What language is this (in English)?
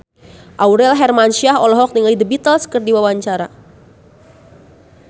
Sundanese